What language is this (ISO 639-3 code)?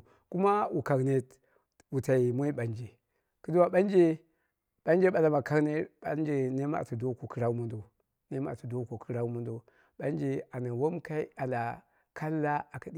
kna